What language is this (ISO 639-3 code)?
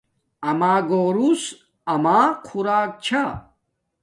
dmk